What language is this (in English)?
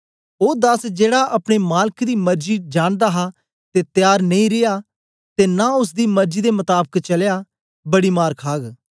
Dogri